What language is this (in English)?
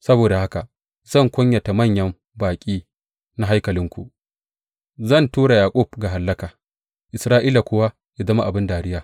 Hausa